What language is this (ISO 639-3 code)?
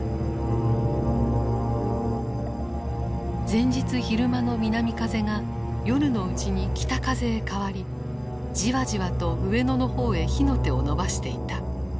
jpn